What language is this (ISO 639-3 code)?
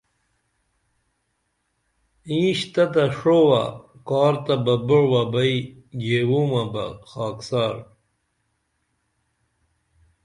dml